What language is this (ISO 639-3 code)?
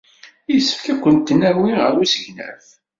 kab